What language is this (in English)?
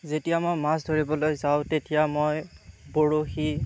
Assamese